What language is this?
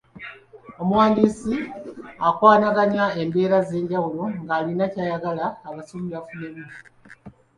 Ganda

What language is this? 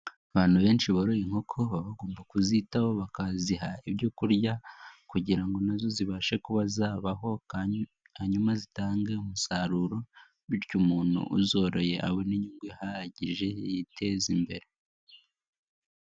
Kinyarwanda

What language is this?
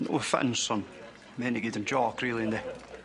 Welsh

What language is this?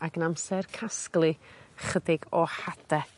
Welsh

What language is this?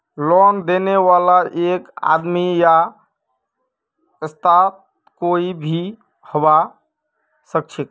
Magahi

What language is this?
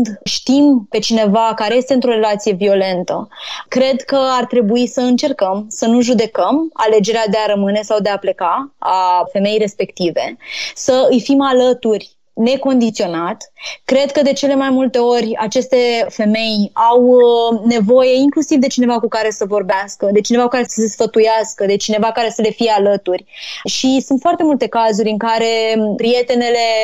Romanian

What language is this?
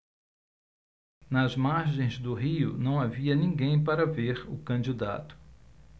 Portuguese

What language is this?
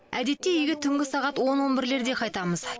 Kazakh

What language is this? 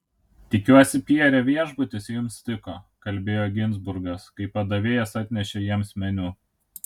Lithuanian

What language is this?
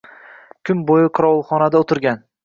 Uzbek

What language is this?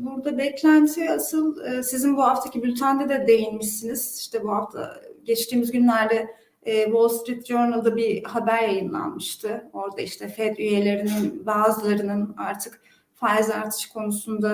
Turkish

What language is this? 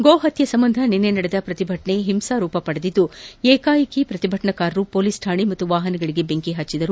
Kannada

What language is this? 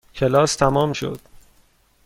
Persian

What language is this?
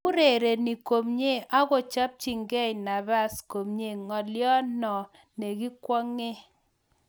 Kalenjin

